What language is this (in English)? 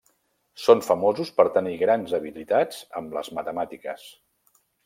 Catalan